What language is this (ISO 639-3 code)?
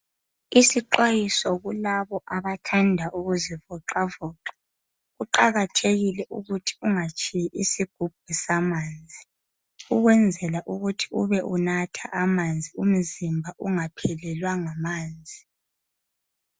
nde